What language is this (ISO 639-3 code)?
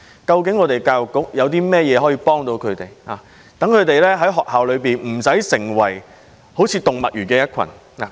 yue